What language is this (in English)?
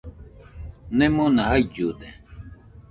Nüpode Huitoto